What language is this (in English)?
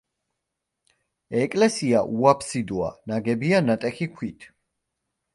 Georgian